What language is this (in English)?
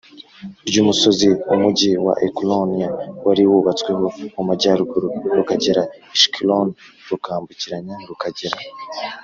Kinyarwanda